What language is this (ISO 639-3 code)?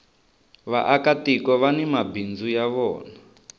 tso